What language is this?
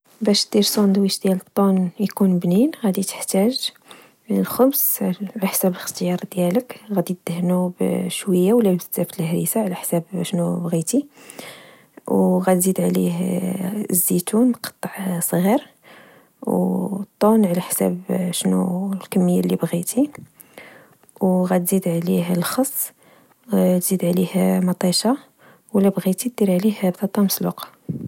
Moroccan Arabic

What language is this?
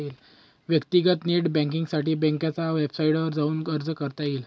Marathi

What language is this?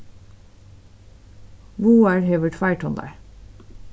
Faroese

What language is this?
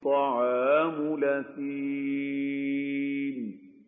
Arabic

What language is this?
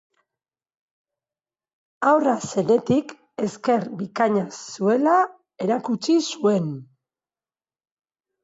Basque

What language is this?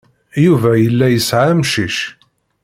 Kabyle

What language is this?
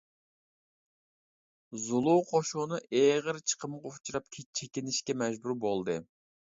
Uyghur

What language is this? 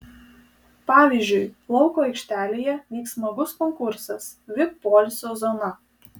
Lithuanian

